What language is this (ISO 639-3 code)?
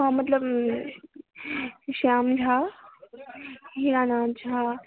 mai